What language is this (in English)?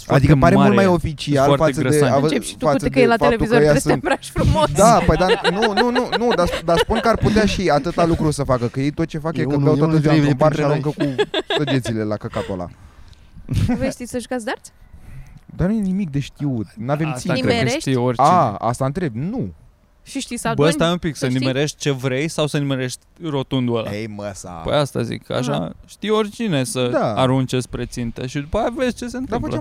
Romanian